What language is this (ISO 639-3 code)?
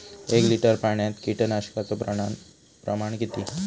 mar